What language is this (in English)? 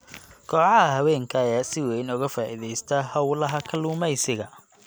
Somali